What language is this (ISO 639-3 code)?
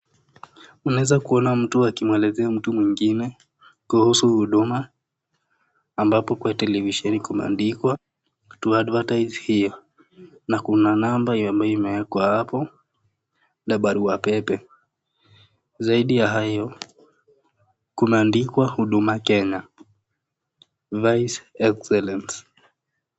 swa